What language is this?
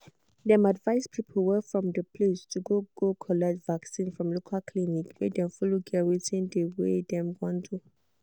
Nigerian Pidgin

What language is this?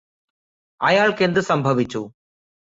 Malayalam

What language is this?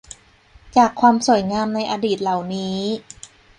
Thai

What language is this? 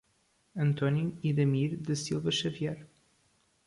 Portuguese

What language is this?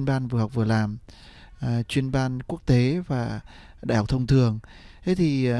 Vietnamese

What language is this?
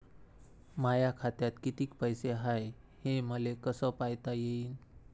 Marathi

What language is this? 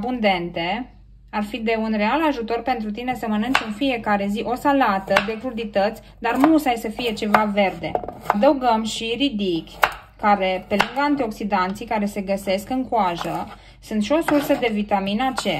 Romanian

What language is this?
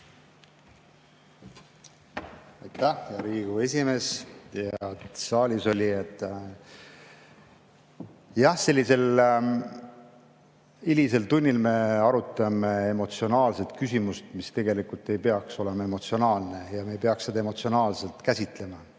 Estonian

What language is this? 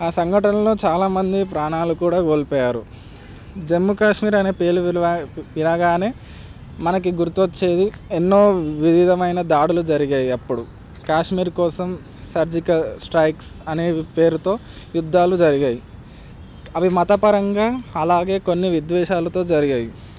Telugu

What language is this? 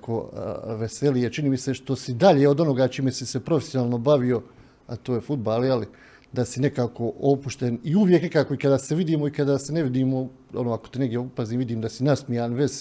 Croatian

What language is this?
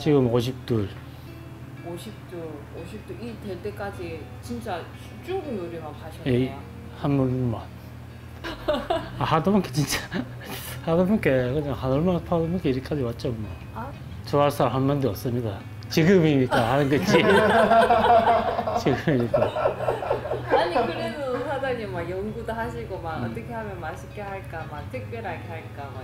Korean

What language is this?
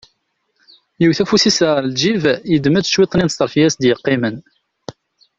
Kabyle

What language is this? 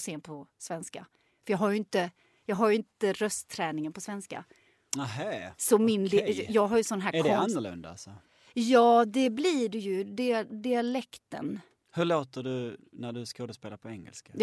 Swedish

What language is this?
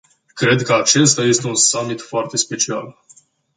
Romanian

